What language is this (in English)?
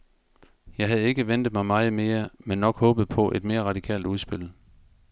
Danish